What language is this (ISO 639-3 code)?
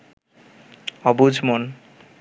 ben